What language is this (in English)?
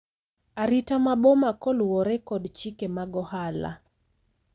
Luo (Kenya and Tanzania)